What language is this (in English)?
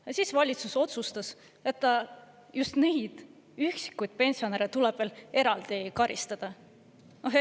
Estonian